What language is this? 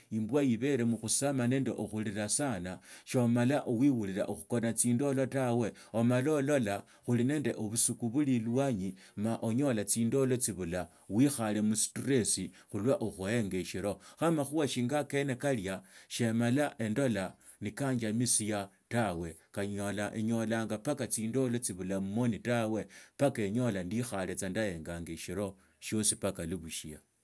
Tsotso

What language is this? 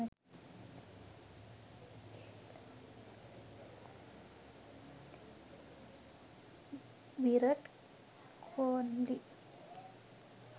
Sinhala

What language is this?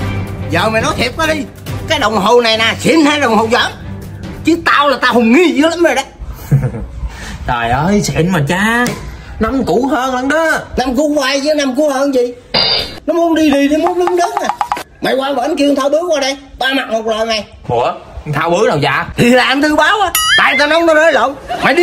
Vietnamese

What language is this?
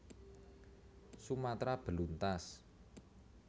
Javanese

